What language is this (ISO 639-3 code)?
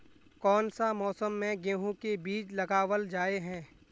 mag